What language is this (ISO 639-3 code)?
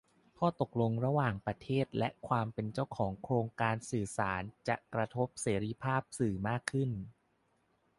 tha